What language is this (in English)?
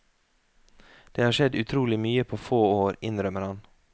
Norwegian